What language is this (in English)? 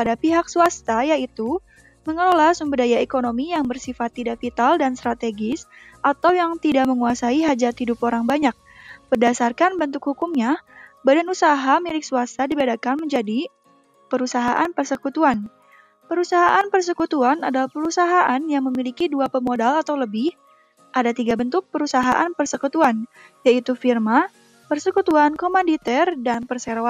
Indonesian